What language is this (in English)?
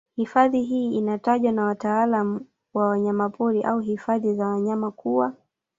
Swahili